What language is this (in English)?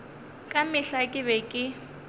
Northern Sotho